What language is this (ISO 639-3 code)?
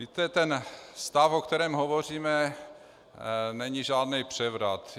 ces